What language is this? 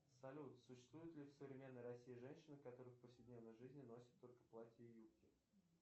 Russian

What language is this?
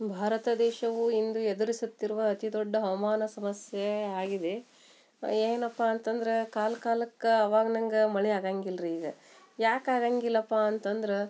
Kannada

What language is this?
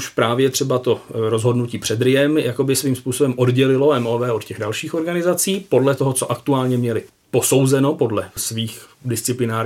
Czech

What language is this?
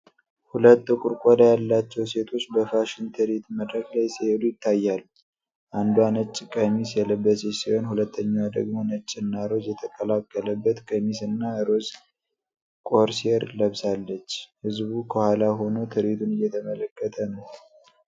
Amharic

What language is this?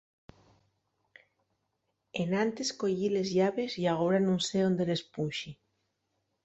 Asturian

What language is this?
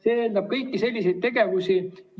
Estonian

